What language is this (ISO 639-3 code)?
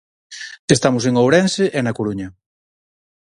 glg